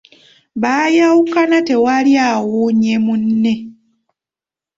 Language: Ganda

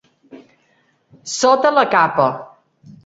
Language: Catalan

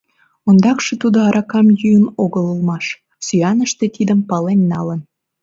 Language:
Mari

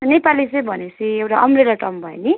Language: Nepali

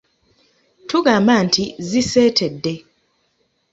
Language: Ganda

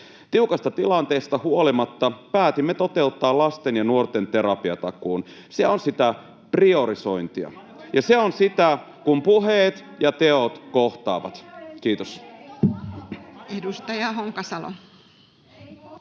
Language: Finnish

